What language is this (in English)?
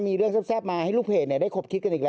Thai